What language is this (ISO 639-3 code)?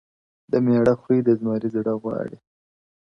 pus